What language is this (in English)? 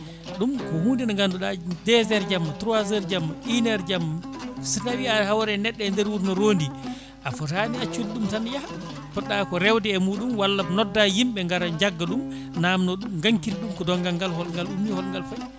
Fula